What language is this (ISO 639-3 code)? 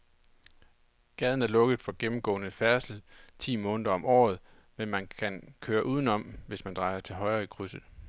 dan